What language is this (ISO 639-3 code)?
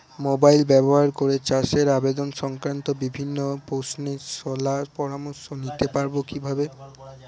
ben